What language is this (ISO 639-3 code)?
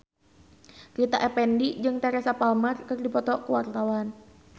sun